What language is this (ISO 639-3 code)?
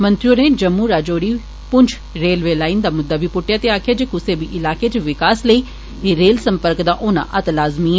doi